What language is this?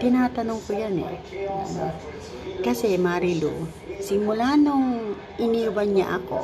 Filipino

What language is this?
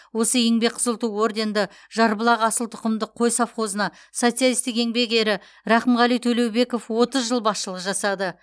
Kazakh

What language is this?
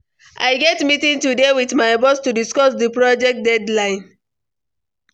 Nigerian Pidgin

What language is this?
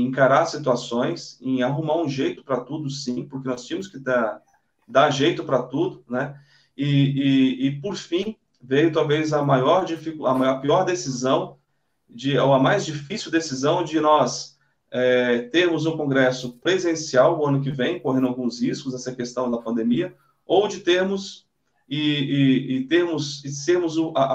Portuguese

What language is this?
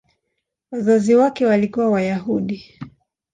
Swahili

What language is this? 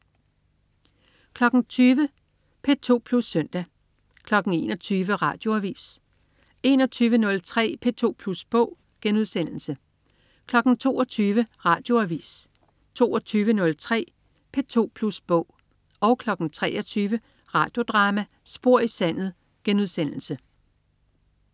Danish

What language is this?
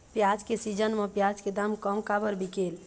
Chhattisgarhi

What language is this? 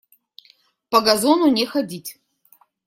Russian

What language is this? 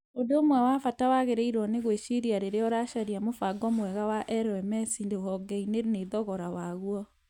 Kikuyu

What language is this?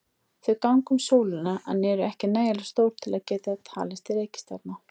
Icelandic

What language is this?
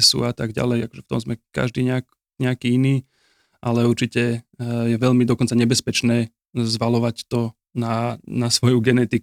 Slovak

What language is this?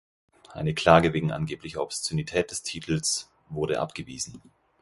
German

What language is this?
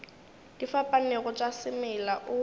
Northern Sotho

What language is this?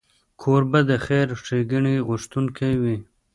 Pashto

